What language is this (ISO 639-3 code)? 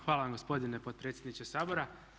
hrv